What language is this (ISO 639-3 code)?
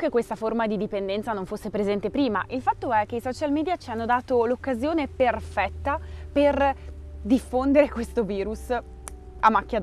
ita